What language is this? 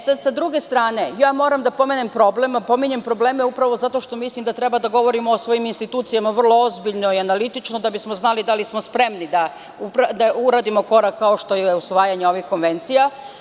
Serbian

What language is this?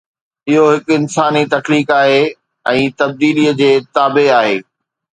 Sindhi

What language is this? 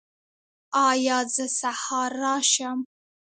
Pashto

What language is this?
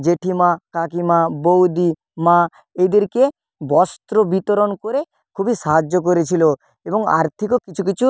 Bangla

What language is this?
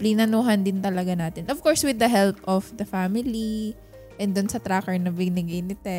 Filipino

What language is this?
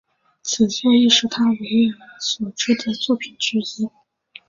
Chinese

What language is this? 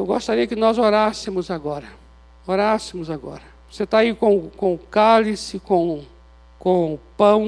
Portuguese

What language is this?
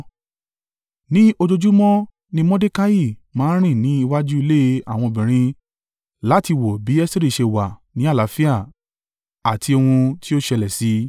Yoruba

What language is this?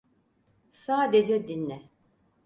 Turkish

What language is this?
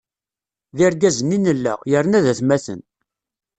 Kabyle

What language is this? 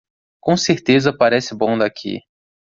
Portuguese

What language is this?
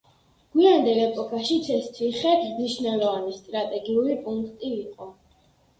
Georgian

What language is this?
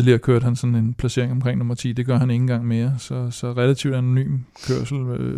Danish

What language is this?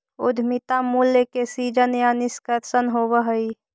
Magahi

